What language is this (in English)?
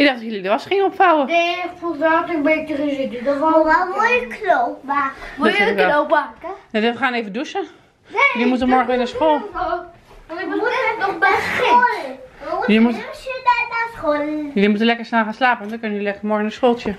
Dutch